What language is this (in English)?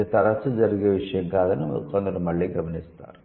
Telugu